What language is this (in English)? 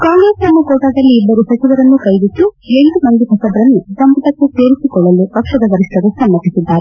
Kannada